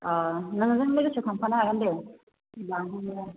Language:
Bodo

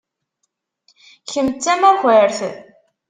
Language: Kabyle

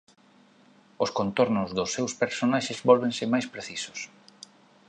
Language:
Galician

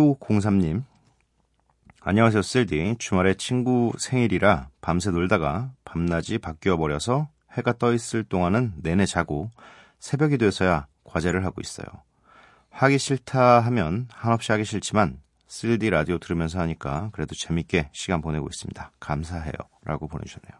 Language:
Korean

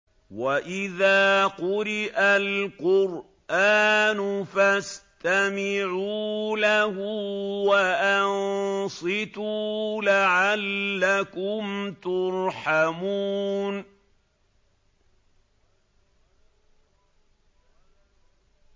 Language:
Arabic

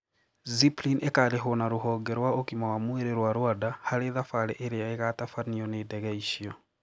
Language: Kikuyu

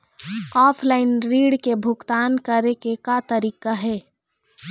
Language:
Chhattisgarhi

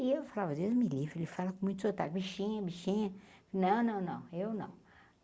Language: Portuguese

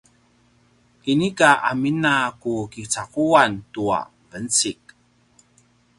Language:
Paiwan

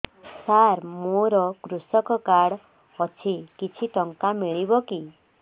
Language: Odia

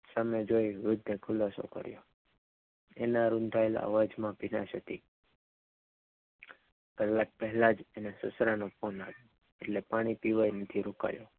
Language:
Gujarati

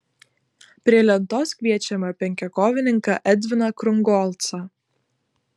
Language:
Lithuanian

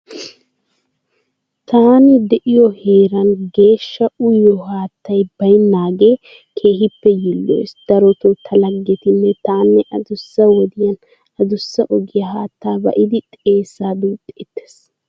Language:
Wolaytta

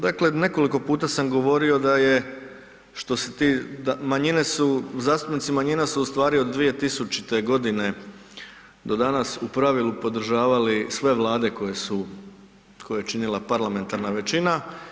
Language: Croatian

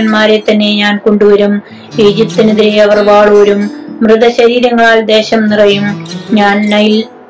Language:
Malayalam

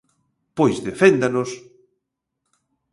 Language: Galician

